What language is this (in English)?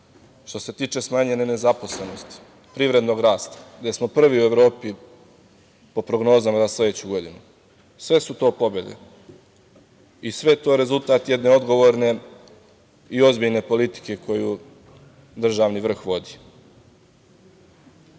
Serbian